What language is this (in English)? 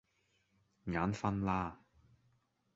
Cantonese